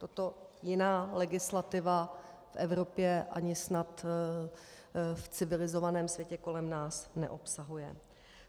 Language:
Czech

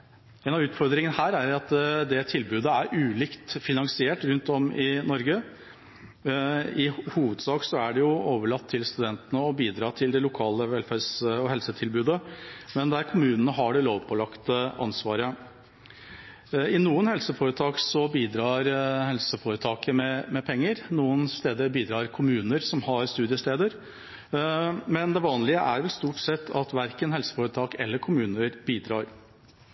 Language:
Norwegian Bokmål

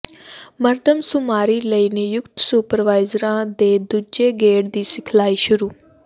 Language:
Punjabi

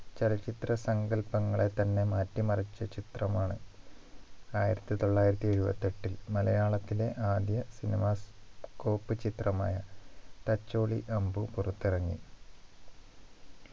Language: Malayalam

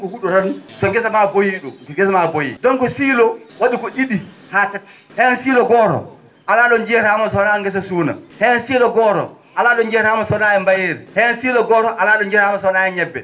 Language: Fula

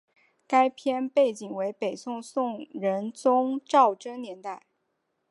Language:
Chinese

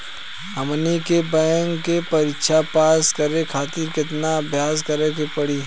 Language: Bhojpuri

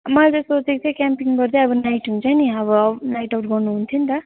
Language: Nepali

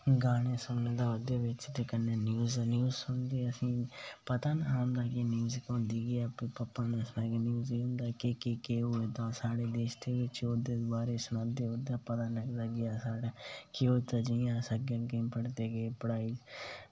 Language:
Dogri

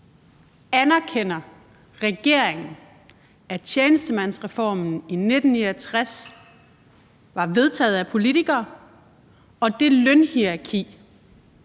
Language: Danish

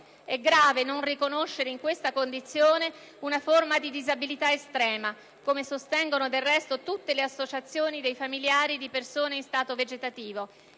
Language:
Italian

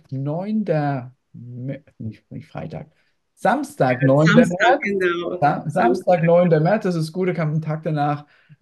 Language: German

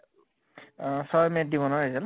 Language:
Assamese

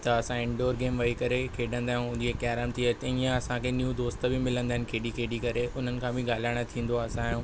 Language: Sindhi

